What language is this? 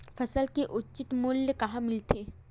Chhattisgarhi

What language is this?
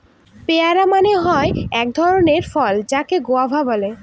Bangla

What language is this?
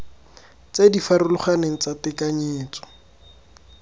Tswana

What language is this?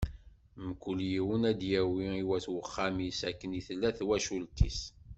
Kabyle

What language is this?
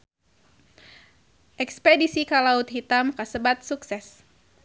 Sundanese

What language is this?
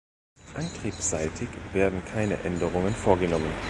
German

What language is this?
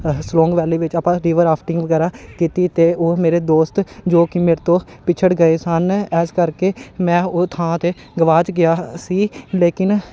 Punjabi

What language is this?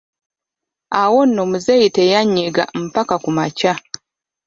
Ganda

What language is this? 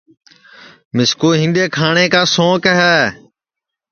Sansi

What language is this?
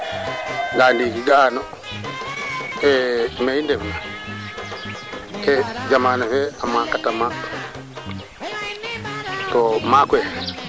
Serer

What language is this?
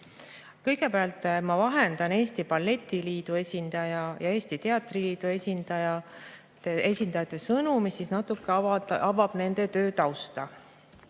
Estonian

